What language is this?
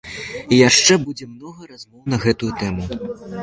Belarusian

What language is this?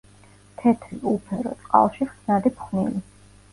Georgian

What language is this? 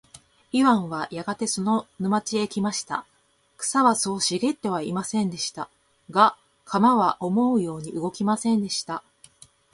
Japanese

